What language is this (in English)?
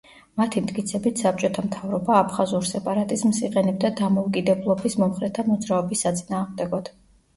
Georgian